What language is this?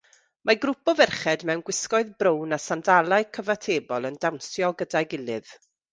Welsh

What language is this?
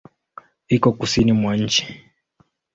Swahili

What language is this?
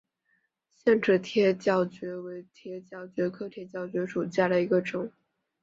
Chinese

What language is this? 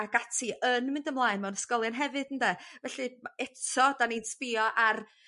Welsh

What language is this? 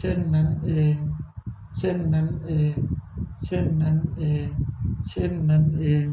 Thai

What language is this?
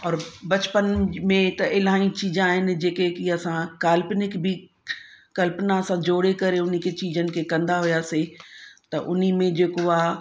Sindhi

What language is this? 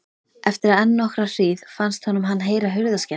Icelandic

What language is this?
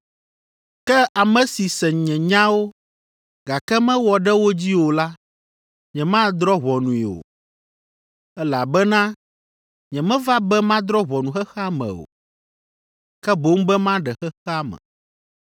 Ewe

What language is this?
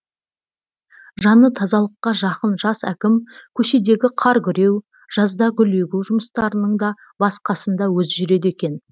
Kazakh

